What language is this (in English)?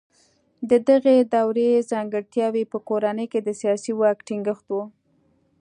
Pashto